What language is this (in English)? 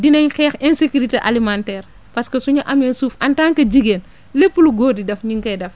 Wolof